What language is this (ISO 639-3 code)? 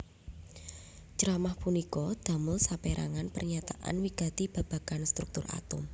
jav